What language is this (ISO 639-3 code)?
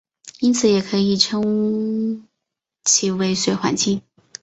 zho